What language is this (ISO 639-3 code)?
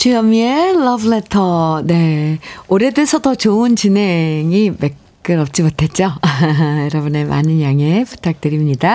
kor